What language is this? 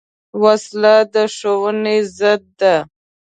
Pashto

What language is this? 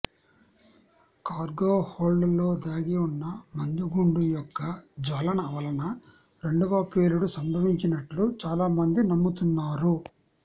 Telugu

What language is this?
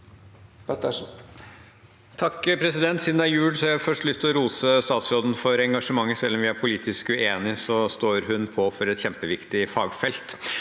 Norwegian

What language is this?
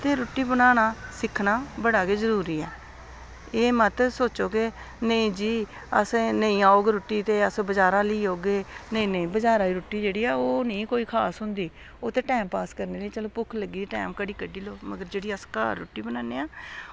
Dogri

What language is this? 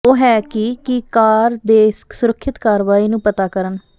Punjabi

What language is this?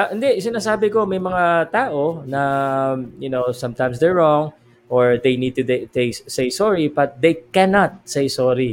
Filipino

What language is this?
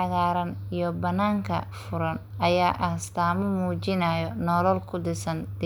Somali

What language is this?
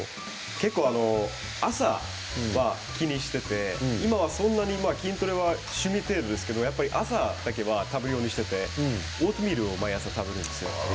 Japanese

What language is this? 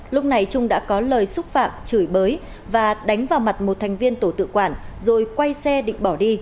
Vietnamese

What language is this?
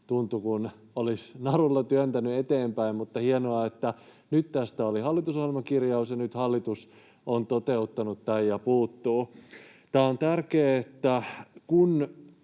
Finnish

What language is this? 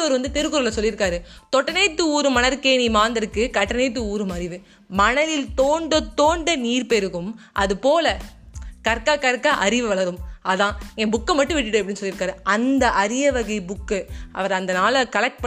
Tamil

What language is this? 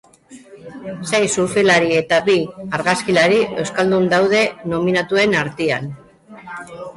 Basque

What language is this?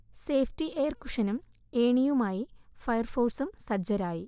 Malayalam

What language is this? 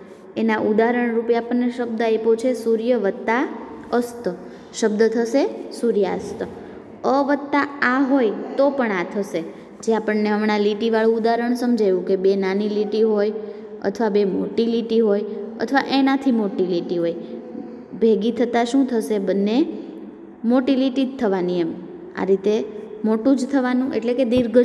Gujarati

